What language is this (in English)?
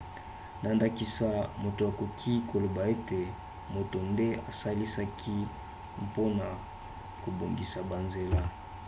Lingala